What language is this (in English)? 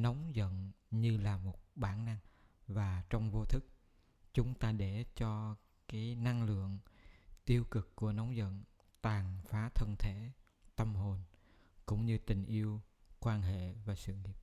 Vietnamese